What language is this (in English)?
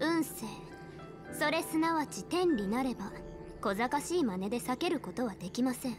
Japanese